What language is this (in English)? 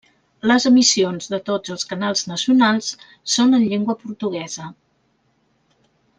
Catalan